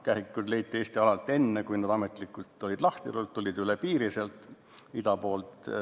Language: Estonian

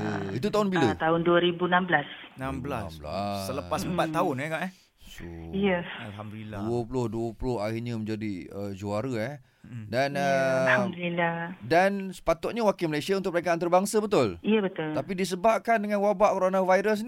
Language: Malay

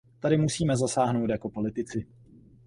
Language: Czech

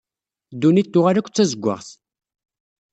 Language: Kabyle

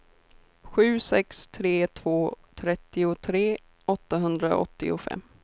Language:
Swedish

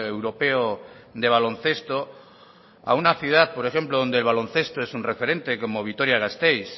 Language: Spanish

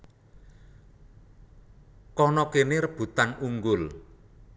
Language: Javanese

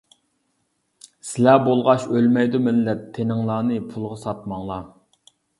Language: Uyghur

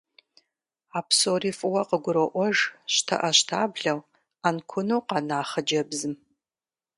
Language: Kabardian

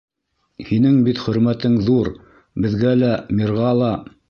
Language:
Bashkir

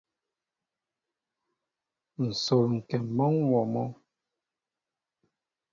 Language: Mbo (Cameroon)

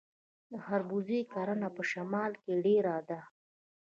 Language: Pashto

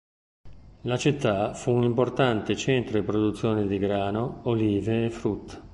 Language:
Italian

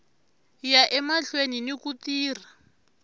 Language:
Tsonga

